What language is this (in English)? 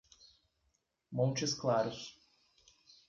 Portuguese